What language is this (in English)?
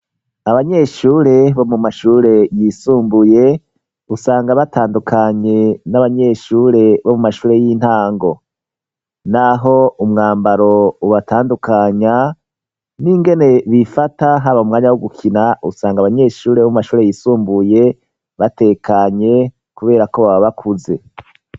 Rundi